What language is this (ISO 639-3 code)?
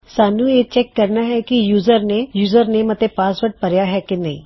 pan